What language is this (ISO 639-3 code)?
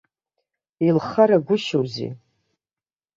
abk